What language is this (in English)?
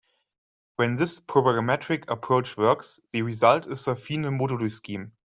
English